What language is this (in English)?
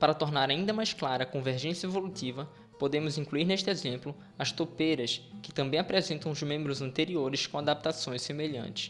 Portuguese